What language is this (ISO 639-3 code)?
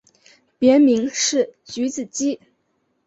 zho